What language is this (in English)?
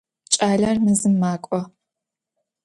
Adyghe